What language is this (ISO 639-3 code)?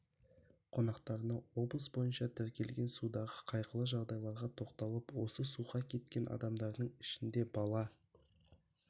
kaz